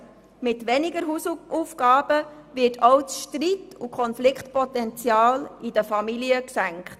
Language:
Swiss German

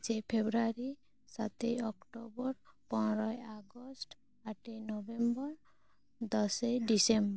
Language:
Santali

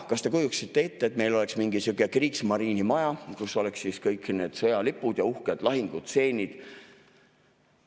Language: Estonian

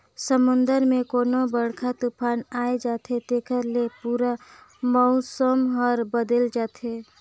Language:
Chhattisgarhi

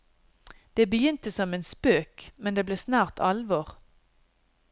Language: Norwegian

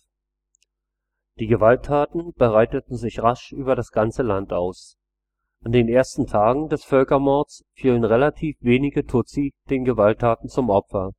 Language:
German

